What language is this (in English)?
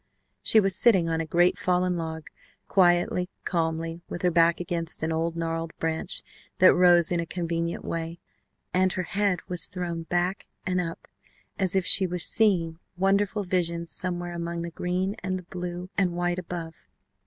English